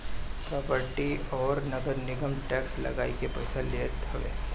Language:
Bhojpuri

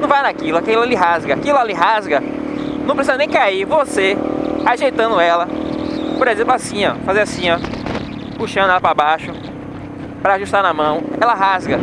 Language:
Portuguese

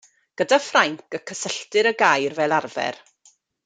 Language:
Welsh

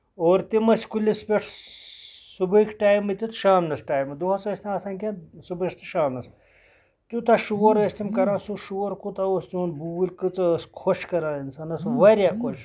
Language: Kashmiri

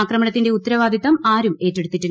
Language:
Malayalam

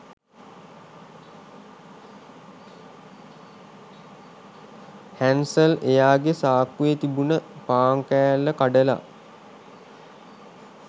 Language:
Sinhala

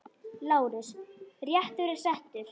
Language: Icelandic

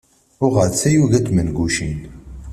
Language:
Kabyle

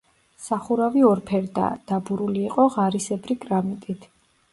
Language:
Georgian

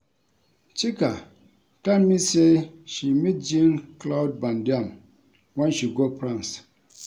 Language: Nigerian Pidgin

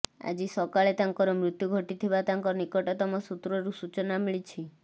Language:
Odia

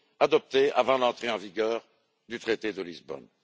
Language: French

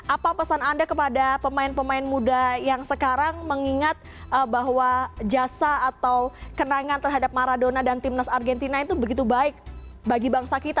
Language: Indonesian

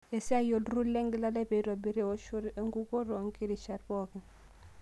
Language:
Masai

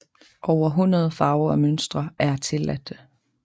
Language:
Danish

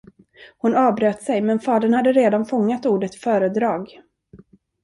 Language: Swedish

